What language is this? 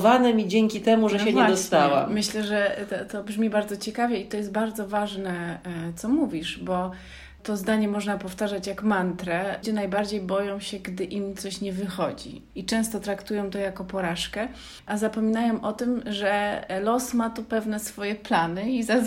Polish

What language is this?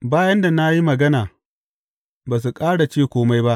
Hausa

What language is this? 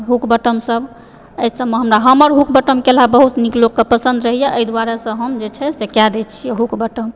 Maithili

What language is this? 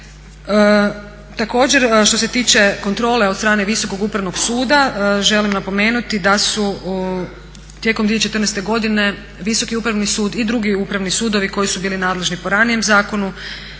Croatian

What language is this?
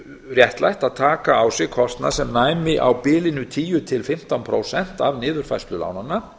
Icelandic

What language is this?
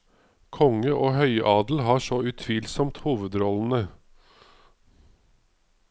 Norwegian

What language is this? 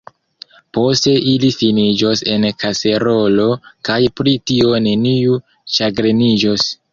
Esperanto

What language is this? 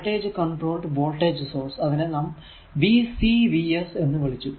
Malayalam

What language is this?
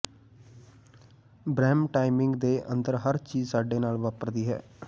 Punjabi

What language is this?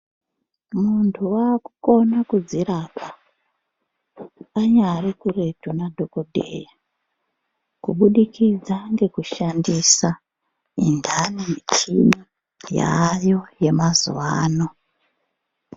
Ndau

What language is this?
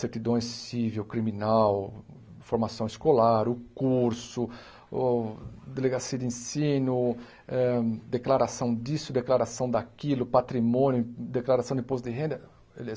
Portuguese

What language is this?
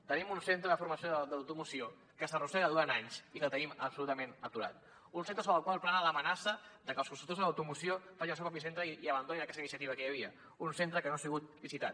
Catalan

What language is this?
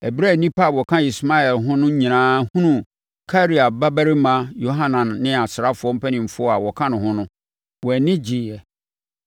Akan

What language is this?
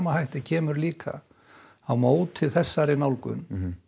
Icelandic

